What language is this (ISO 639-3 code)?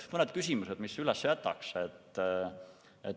est